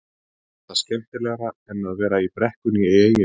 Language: Icelandic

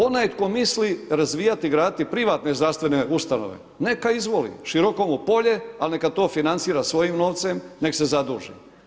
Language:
Croatian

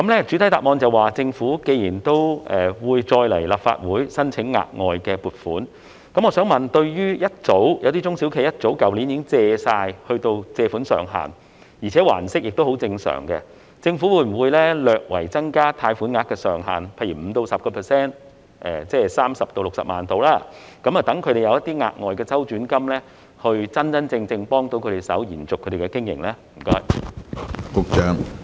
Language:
Cantonese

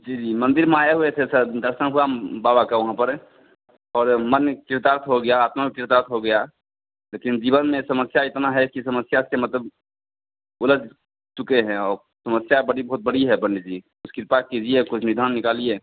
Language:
Hindi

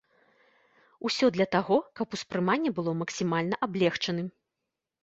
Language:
Belarusian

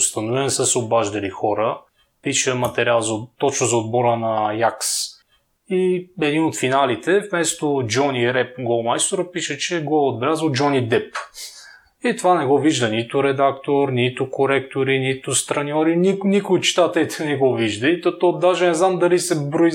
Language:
Bulgarian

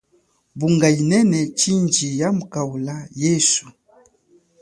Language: Chokwe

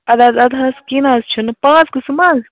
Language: Kashmiri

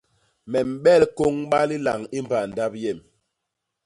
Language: Basaa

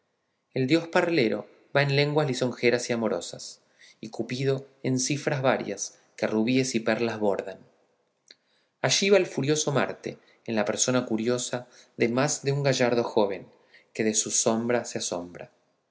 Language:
Spanish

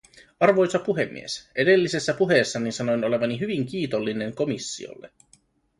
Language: Finnish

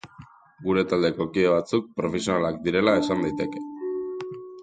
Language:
Basque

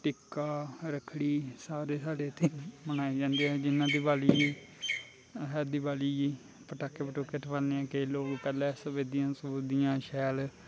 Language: Dogri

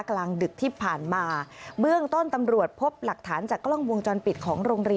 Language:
Thai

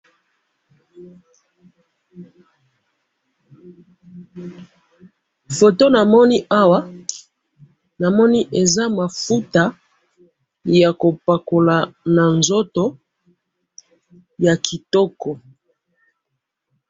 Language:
Lingala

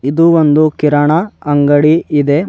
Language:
Kannada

